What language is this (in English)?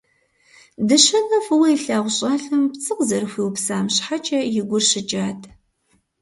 Kabardian